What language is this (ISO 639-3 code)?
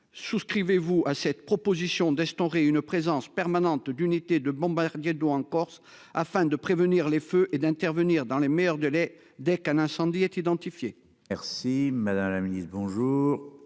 fra